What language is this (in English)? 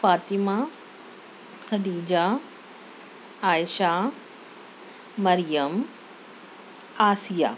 Urdu